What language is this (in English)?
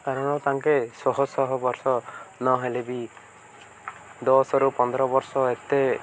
Odia